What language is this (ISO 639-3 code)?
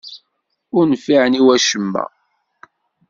kab